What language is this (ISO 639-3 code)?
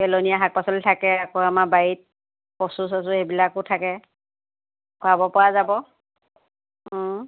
asm